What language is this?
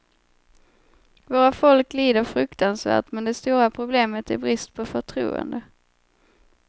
Swedish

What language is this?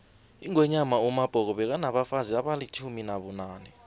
South Ndebele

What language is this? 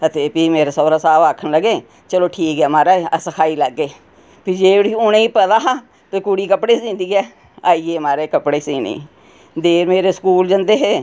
Dogri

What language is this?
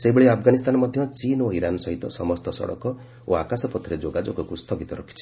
Odia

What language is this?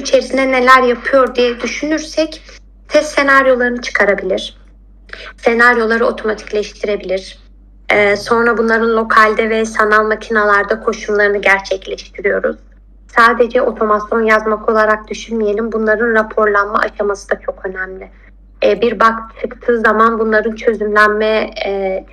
Turkish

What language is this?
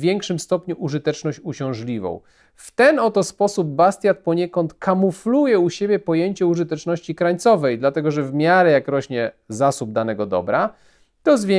Polish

